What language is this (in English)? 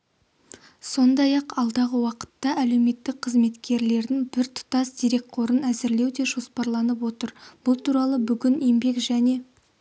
Kazakh